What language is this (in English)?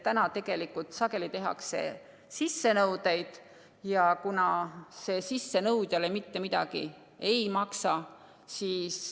Estonian